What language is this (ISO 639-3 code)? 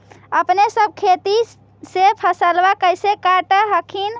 mag